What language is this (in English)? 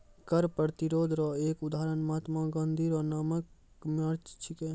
Maithili